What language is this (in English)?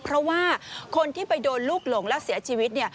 Thai